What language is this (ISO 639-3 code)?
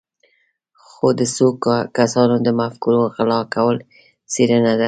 pus